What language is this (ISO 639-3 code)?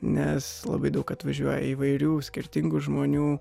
lit